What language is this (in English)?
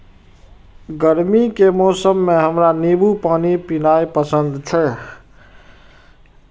Maithili